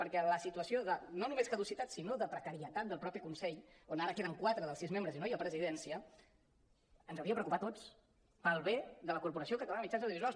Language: Catalan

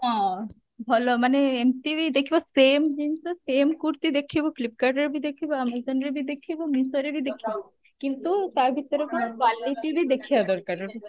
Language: Odia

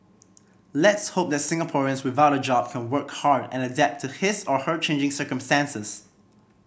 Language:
English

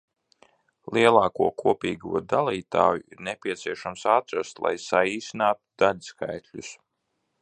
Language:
Latvian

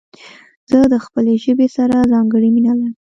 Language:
Pashto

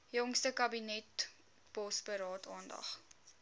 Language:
Afrikaans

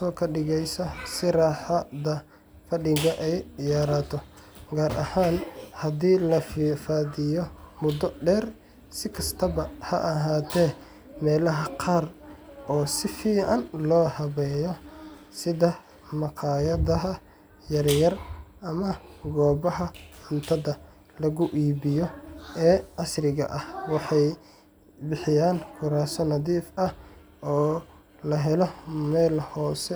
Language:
Somali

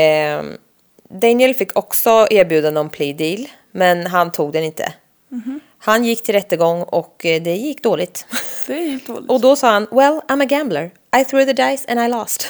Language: Swedish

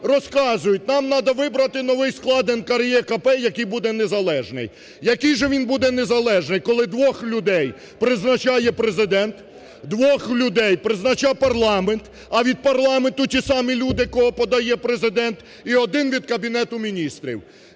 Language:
Ukrainian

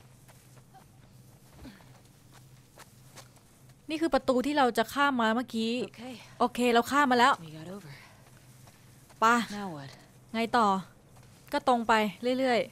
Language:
Thai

